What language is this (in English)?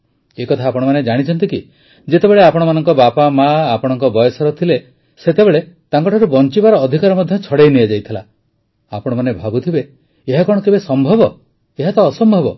Odia